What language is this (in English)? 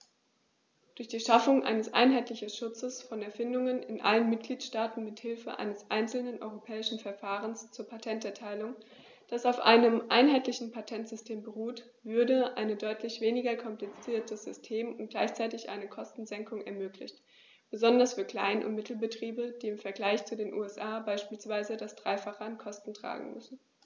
German